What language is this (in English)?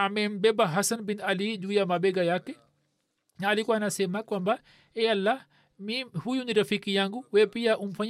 Swahili